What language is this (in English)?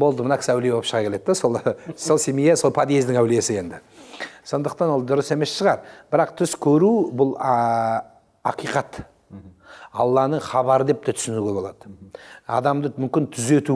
Turkish